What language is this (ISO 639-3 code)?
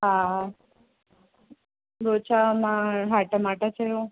snd